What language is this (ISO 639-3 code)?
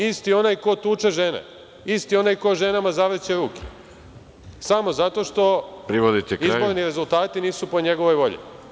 srp